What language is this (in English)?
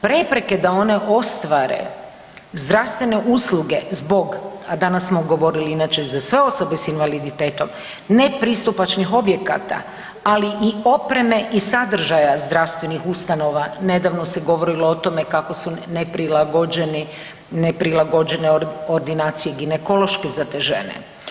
Croatian